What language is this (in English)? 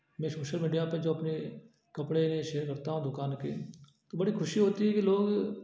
Hindi